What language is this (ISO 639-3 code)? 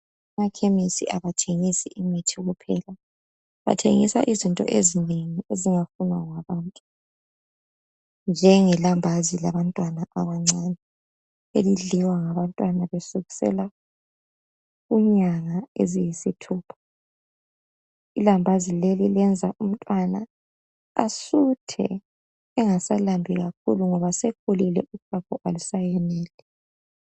nde